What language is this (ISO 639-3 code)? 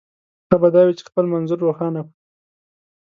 pus